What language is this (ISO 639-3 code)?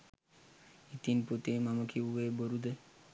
sin